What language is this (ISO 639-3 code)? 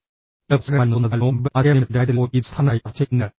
mal